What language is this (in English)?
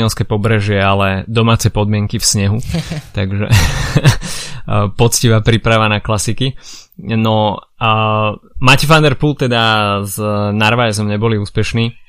Slovak